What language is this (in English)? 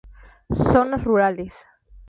Spanish